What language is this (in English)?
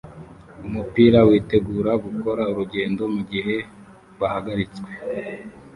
Kinyarwanda